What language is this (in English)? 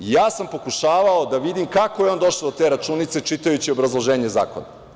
Serbian